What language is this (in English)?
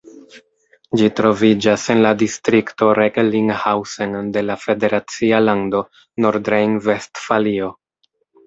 Esperanto